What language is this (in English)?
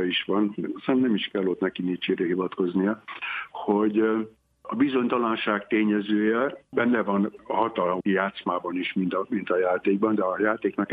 Hungarian